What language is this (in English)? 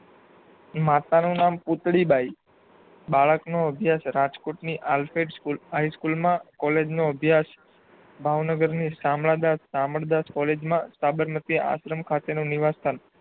Gujarati